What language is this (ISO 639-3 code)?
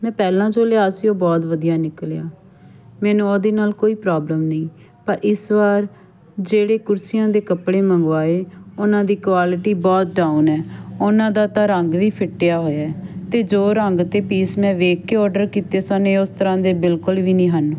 pan